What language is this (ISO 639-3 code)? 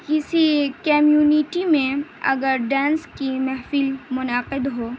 urd